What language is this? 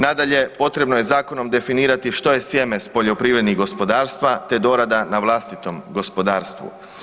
Croatian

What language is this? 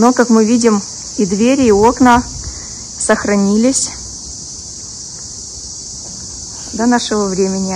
Russian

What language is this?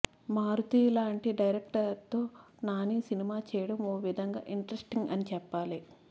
Telugu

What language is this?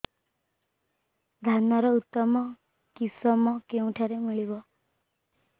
Odia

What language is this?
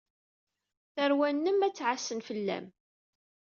Kabyle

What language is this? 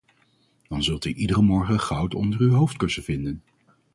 Dutch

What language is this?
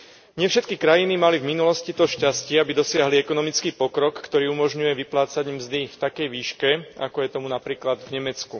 Slovak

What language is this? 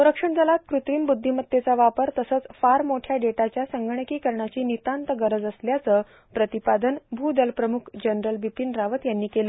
Marathi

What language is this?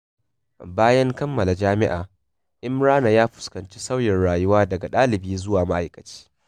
Hausa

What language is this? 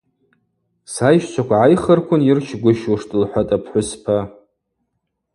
Abaza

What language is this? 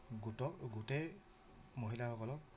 Assamese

